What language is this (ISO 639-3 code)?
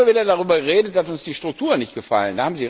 deu